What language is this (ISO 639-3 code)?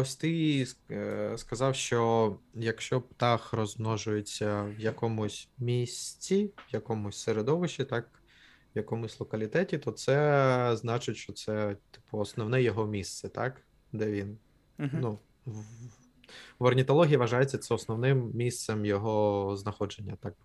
ukr